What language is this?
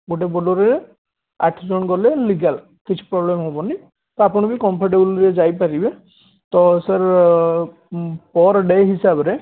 Odia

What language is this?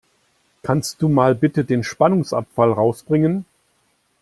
German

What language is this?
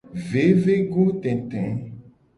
Gen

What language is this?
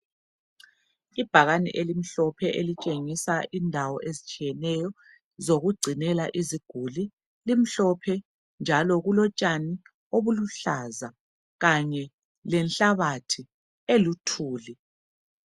North Ndebele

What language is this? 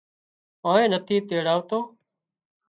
Wadiyara Koli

